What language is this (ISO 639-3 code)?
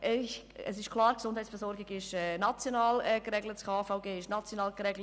gsw